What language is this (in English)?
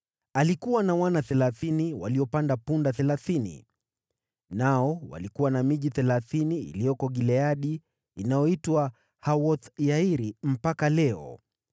Swahili